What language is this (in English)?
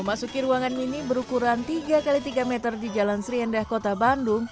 Indonesian